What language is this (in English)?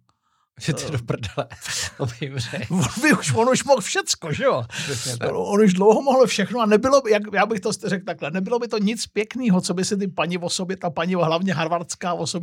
Czech